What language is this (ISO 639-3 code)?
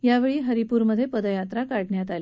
mar